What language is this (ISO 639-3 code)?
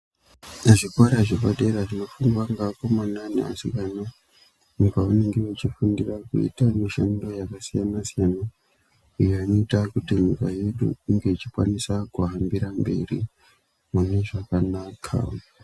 ndc